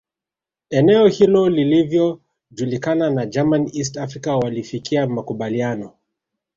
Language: Swahili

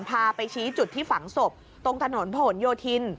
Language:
Thai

